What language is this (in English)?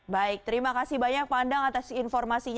Indonesian